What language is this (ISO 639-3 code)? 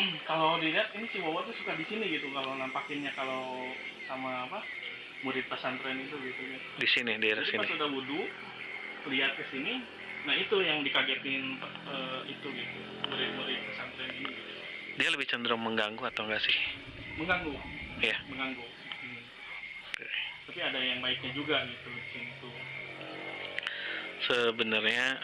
ind